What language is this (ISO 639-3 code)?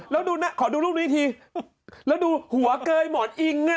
tha